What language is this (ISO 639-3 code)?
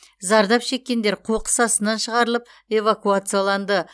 kaz